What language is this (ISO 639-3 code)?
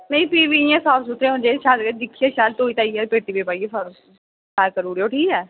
doi